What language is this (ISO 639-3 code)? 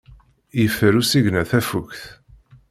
kab